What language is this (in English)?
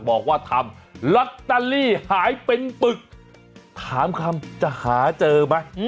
Thai